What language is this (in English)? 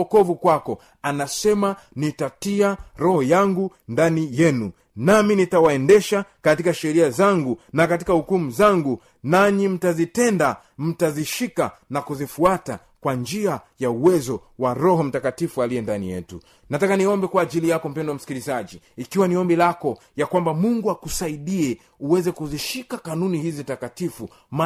Swahili